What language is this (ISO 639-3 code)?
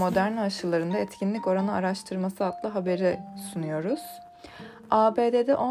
tur